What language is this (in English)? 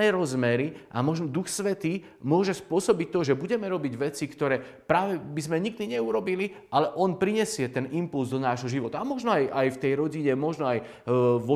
Slovak